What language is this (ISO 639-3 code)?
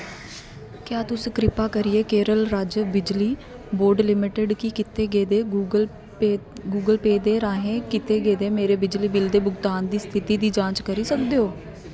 doi